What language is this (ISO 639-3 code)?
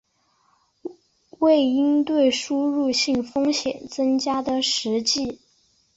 zho